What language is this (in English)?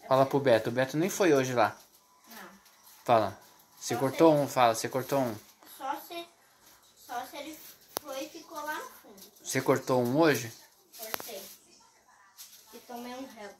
Portuguese